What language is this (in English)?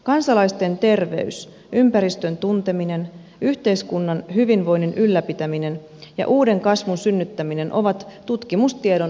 Finnish